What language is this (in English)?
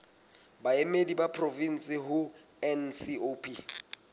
Southern Sotho